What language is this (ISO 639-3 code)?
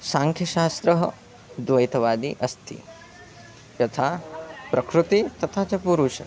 san